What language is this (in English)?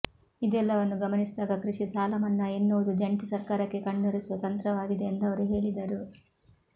Kannada